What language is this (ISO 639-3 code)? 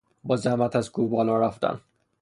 fas